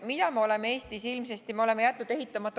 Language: Estonian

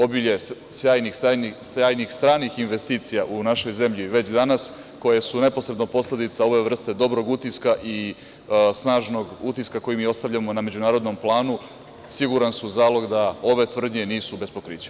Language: Serbian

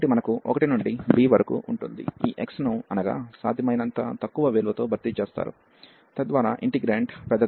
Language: Telugu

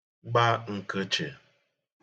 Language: Igbo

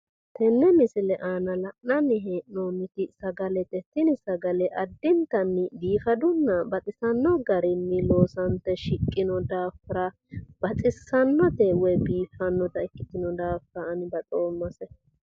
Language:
Sidamo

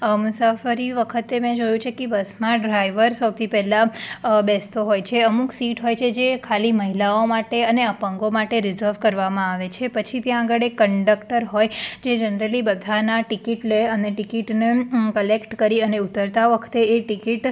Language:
Gujarati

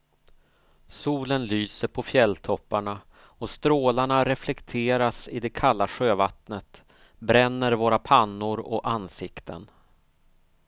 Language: Swedish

